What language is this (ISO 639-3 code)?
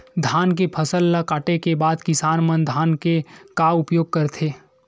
hne